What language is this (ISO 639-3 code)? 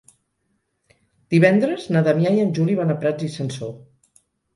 cat